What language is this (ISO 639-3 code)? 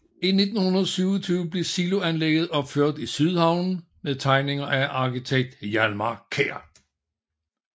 dan